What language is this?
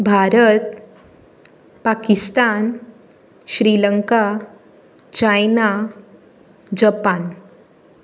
Konkani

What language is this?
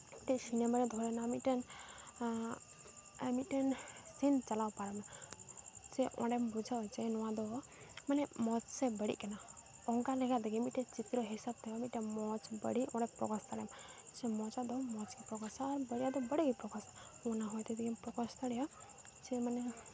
Santali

